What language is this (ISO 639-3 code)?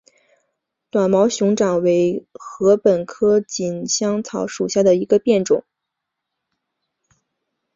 zho